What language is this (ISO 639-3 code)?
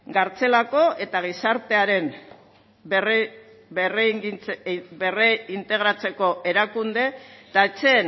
eus